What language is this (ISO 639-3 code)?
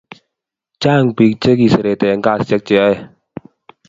kln